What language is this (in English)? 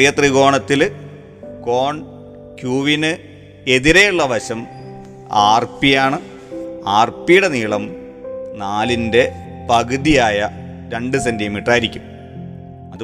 Malayalam